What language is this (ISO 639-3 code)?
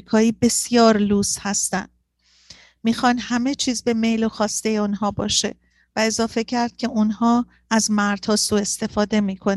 fas